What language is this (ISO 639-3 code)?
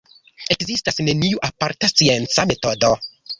epo